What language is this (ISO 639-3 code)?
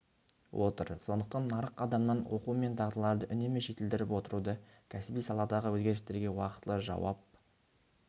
kaz